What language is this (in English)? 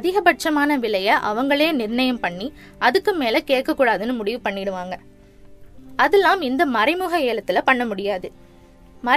Tamil